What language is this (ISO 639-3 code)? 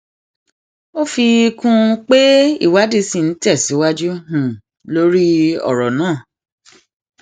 yor